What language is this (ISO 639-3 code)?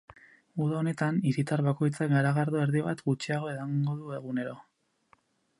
eus